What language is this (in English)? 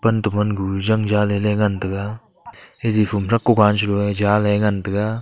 Wancho Naga